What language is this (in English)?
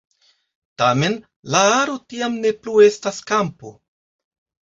Esperanto